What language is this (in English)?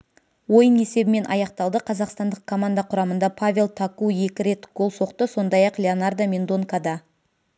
Kazakh